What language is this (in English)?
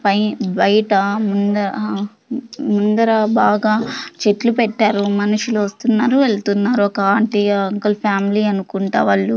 Telugu